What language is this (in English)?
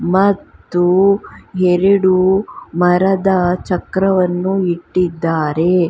Kannada